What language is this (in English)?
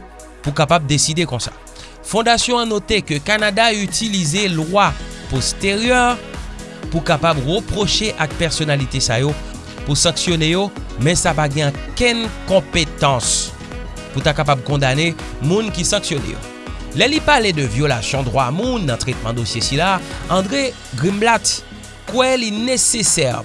French